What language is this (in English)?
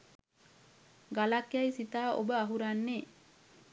Sinhala